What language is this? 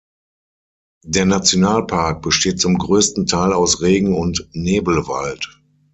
German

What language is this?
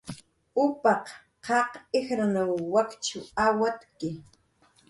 Jaqaru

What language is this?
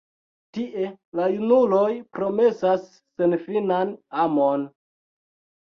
Esperanto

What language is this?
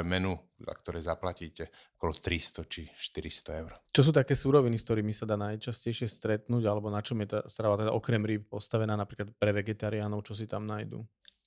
Slovak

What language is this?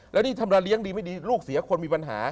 Thai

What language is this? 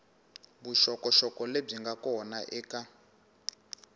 Tsonga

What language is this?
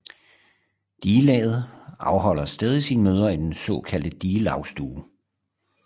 Danish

